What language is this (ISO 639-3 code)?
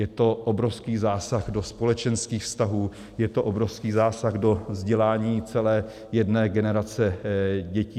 ces